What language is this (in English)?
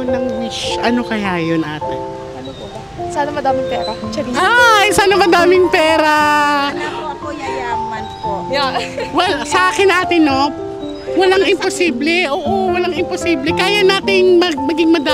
Filipino